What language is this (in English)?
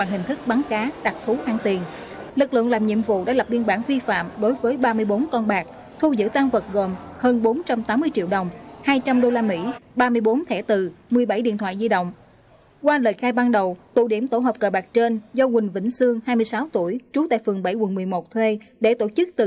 Vietnamese